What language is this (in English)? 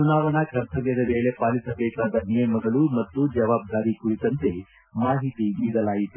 Kannada